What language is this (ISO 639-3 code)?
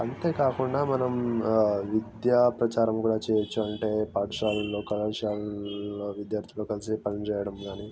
tel